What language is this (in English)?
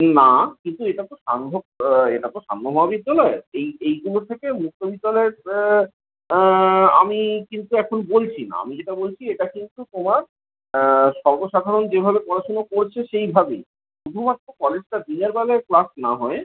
Bangla